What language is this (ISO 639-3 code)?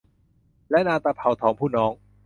tha